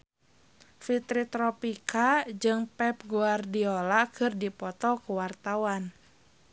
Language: Sundanese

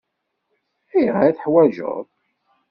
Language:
Kabyle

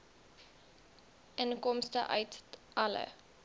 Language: Afrikaans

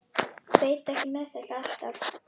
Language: Icelandic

